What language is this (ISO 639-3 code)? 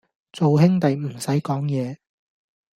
yue